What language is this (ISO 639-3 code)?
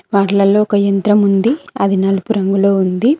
tel